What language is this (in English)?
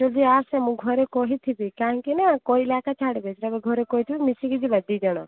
Odia